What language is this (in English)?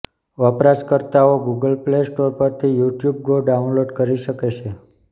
Gujarati